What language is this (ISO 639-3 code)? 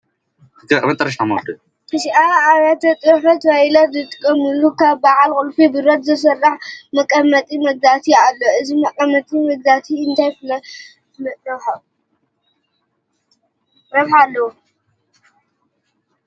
tir